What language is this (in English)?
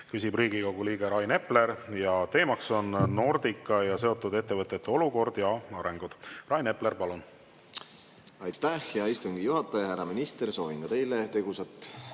Estonian